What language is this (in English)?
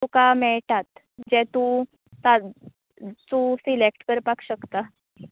Konkani